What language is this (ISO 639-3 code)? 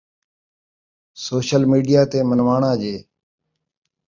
skr